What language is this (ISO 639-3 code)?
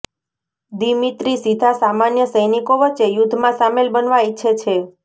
guj